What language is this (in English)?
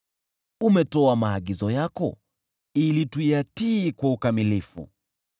Swahili